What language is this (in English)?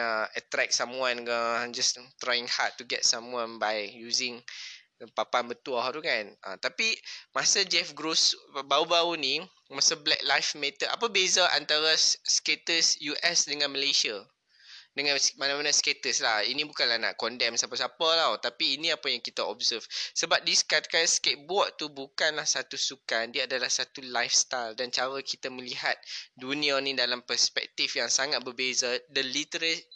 Malay